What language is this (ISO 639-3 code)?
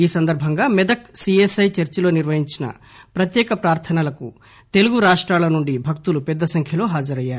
tel